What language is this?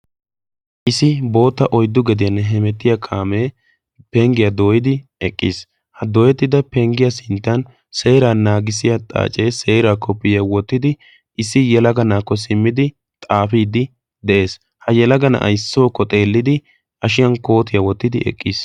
Wolaytta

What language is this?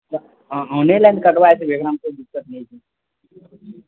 Maithili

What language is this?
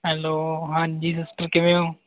Punjabi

